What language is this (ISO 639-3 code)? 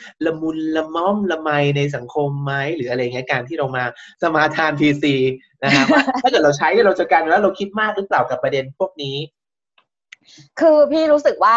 tha